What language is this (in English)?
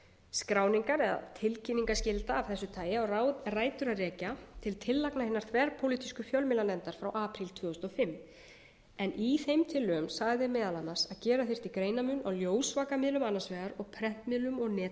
Icelandic